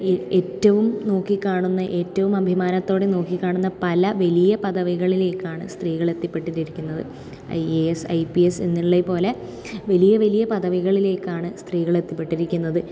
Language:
Malayalam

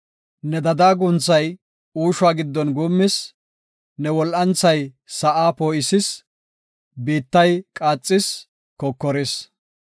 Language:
Gofa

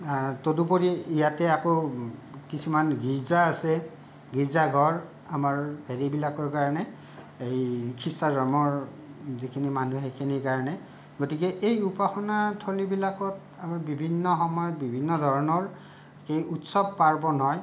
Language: Assamese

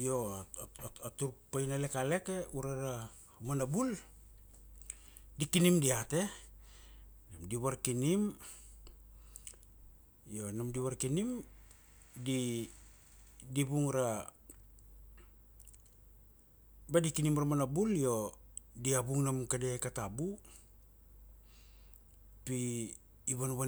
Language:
Kuanua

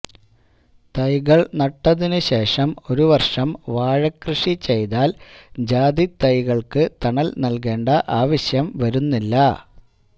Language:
Malayalam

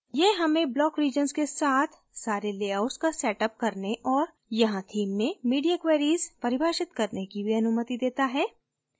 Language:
Hindi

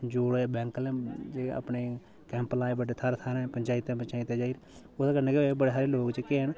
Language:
Dogri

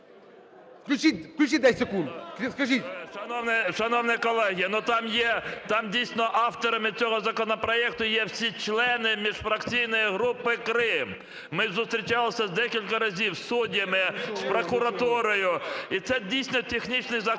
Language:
Ukrainian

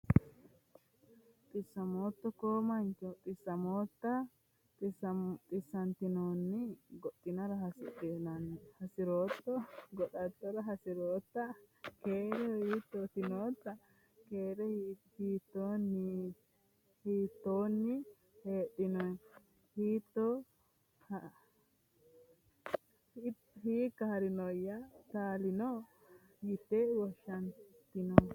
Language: Sidamo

